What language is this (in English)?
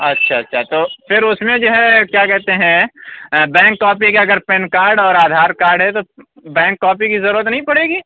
Urdu